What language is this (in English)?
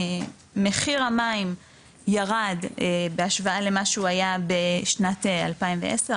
Hebrew